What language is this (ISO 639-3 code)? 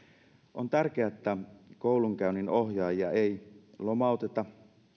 fin